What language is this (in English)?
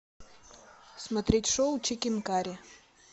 Russian